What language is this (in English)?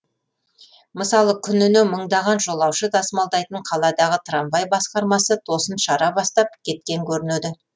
Kazakh